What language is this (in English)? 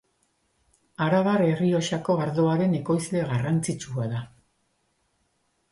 Basque